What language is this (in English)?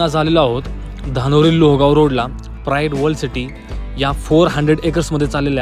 Marathi